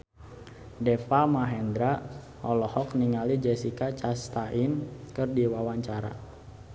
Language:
Sundanese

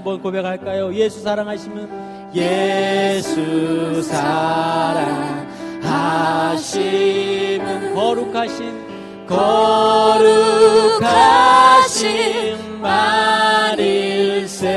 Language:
Korean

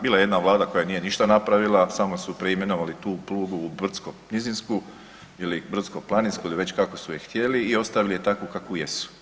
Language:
Croatian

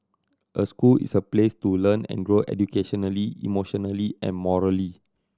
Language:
English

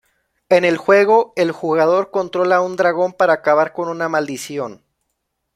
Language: Spanish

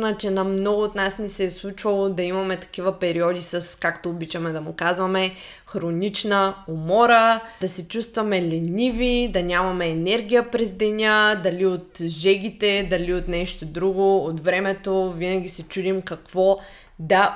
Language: Bulgarian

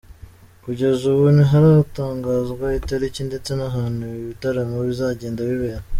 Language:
Kinyarwanda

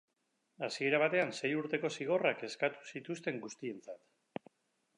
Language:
Basque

